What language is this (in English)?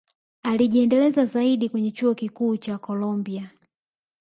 Swahili